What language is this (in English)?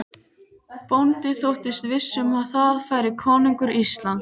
Icelandic